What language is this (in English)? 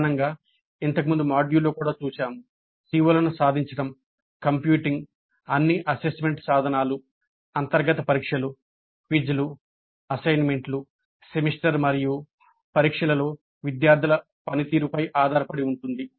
Telugu